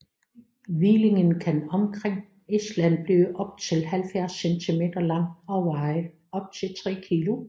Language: Danish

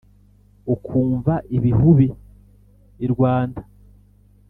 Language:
Kinyarwanda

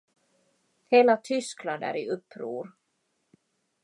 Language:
Swedish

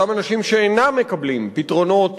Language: Hebrew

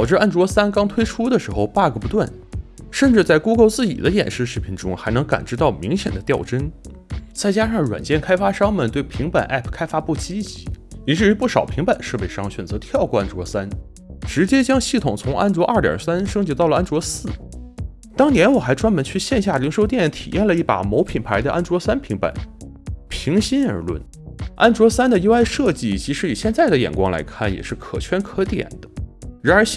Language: Chinese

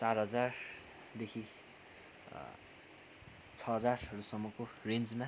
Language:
Nepali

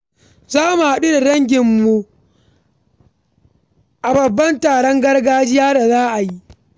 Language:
Hausa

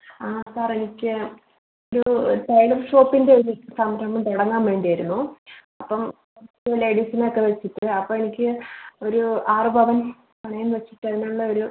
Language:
Malayalam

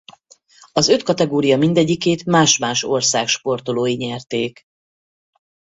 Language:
Hungarian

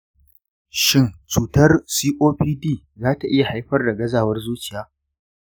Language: Hausa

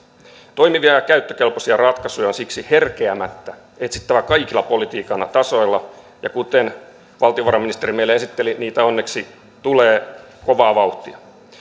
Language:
Finnish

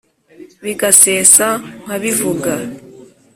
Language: Kinyarwanda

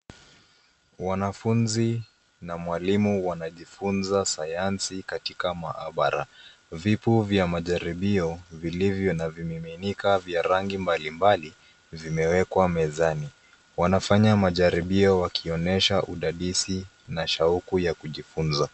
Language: Swahili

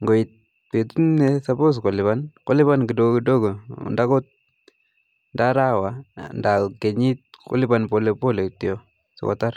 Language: Kalenjin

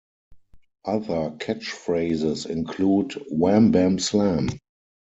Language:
English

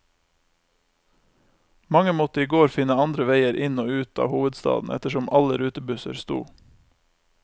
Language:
Norwegian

